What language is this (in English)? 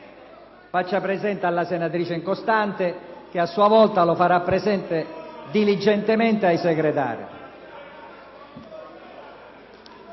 Italian